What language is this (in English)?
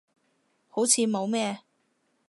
Cantonese